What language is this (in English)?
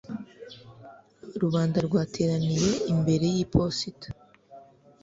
Kinyarwanda